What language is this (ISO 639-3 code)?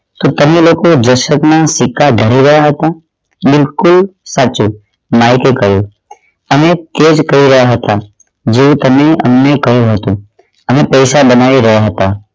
guj